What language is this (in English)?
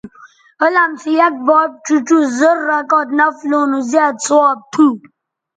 Bateri